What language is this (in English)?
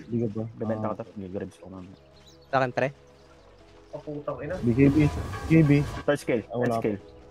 Filipino